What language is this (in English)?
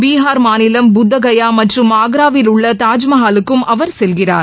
Tamil